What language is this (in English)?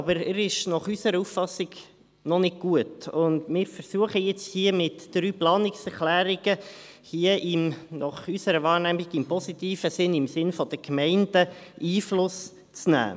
Swiss German